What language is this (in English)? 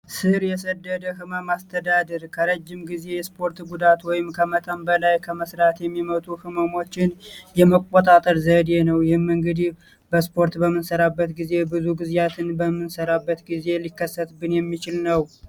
Amharic